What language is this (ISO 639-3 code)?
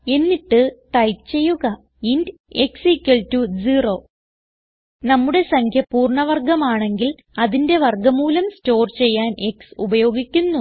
mal